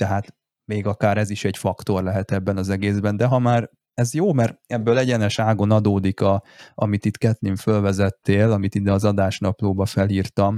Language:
Hungarian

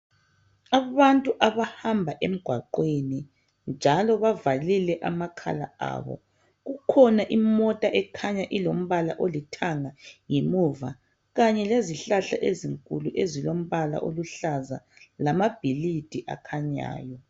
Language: North Ndebele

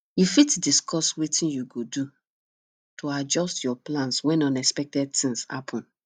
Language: Nigerian Pidgin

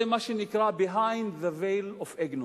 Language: Hebrew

